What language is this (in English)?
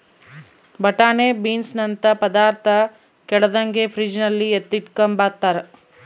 Kannada